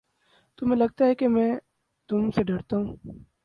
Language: Urdu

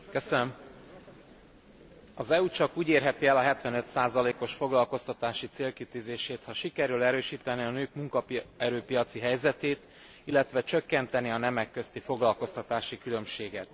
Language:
Hungarian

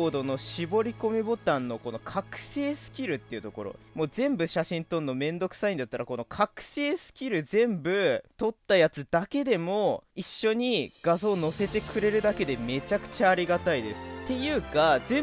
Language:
Japanese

